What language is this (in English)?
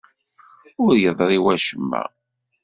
Kabyle